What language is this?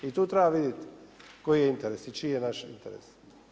Croatian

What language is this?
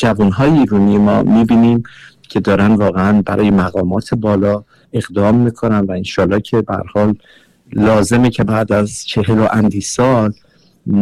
Persian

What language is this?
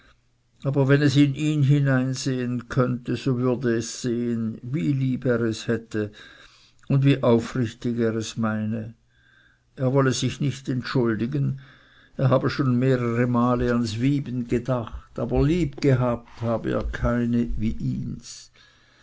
German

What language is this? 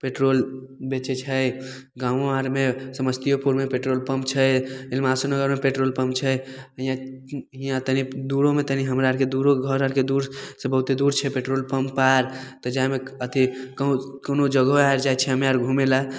Maithili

